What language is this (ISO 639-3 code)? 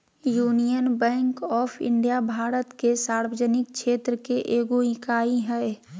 mag